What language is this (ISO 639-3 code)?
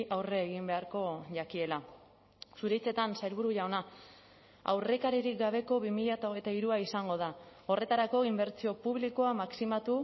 eus